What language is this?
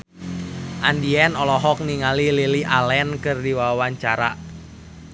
Sundanese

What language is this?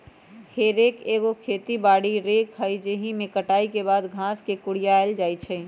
Magahi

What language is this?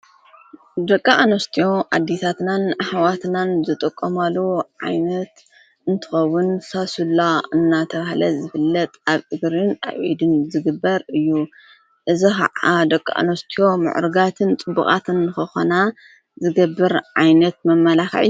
Tigrinya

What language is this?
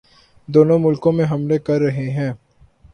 Urdu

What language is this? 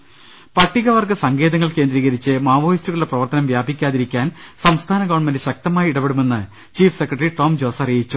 Malayalam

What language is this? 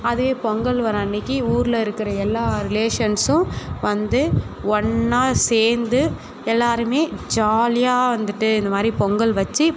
Tamil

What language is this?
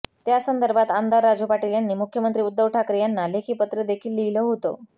Marathi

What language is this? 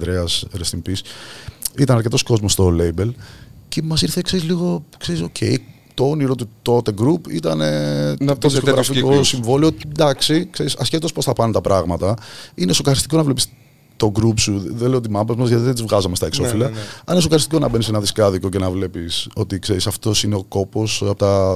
Greek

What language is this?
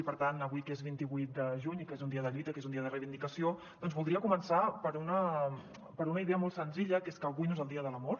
Catalan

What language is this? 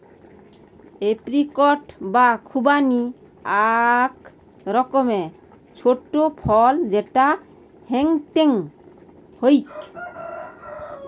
Bangla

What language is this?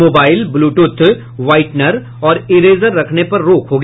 Hindi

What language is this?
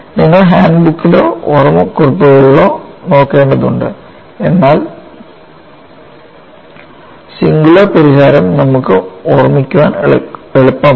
Malayalam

